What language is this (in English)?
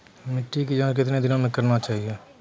Maithili